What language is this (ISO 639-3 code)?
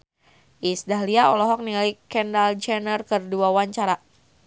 sun